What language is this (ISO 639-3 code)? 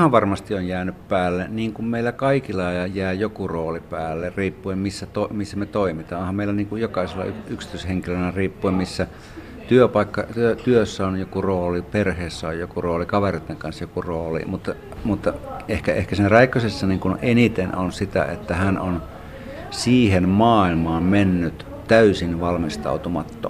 fin